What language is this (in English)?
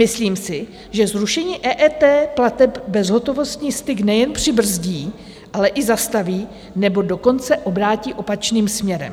Czech